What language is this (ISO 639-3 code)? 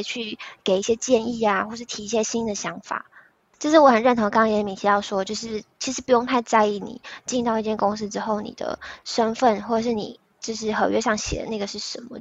zho